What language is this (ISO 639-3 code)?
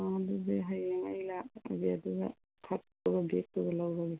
mni